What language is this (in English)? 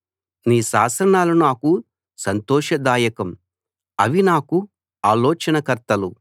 Telugu